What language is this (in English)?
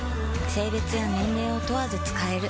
Japanese